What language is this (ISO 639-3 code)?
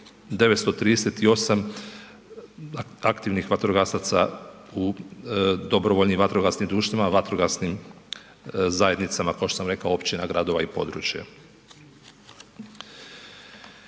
hrv